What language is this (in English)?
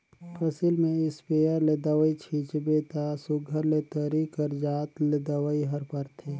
Chhattisgarhi